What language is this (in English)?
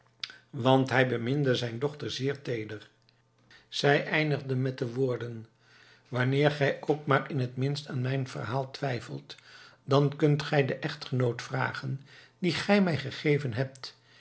Dutch